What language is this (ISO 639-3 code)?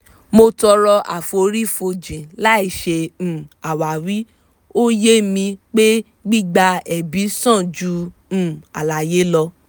yor